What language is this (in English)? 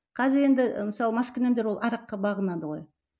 Kazakh